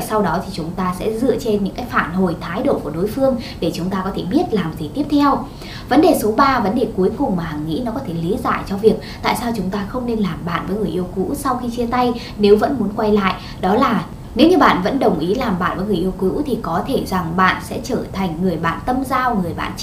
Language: Vietnamese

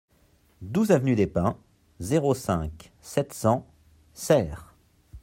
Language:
French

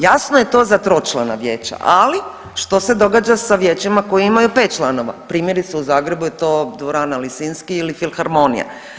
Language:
Croatian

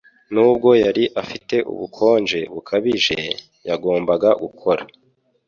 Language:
Kinyarwanda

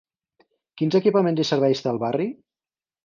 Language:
Catalan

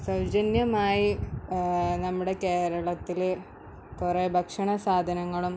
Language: Malayalam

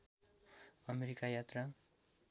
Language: Nepali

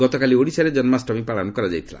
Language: Odia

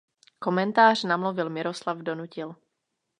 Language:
Czech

